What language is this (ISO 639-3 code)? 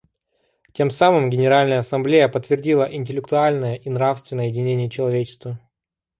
rus